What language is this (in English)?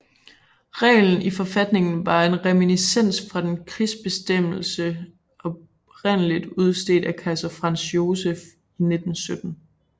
Danish